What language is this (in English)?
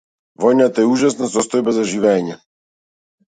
Macedonian